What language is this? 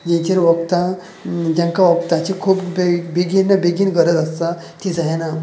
Konkani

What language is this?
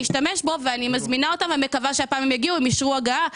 Hebrew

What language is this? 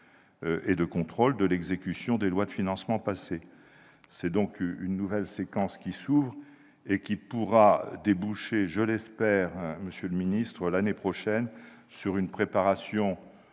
French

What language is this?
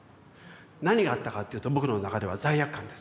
Japanese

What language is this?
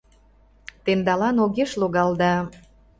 Mari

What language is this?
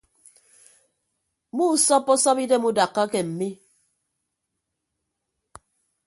Ibibio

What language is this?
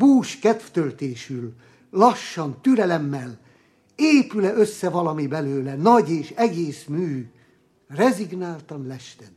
Hungarian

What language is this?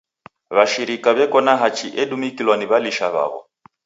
Taita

